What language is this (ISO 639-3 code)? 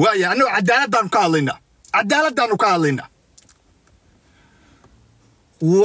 ara